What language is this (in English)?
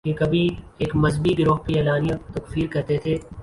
Urdu